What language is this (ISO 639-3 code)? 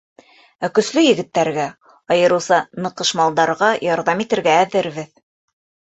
bak